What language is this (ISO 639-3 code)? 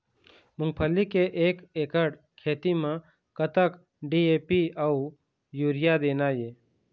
hne